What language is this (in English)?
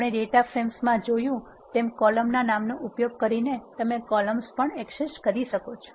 Gujarati